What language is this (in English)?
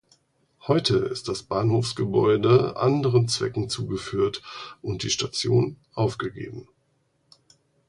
German